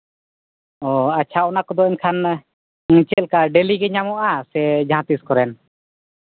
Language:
Santali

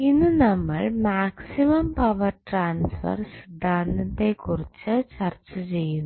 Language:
Malayalam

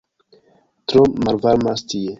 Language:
Esperanto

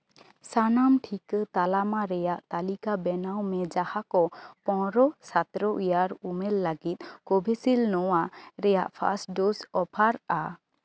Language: Santali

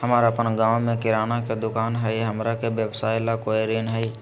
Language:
Magahi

